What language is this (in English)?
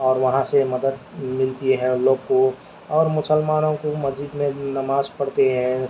Urdu